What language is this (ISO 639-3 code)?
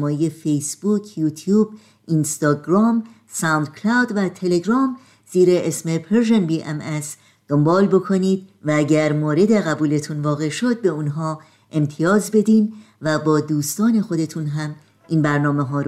fas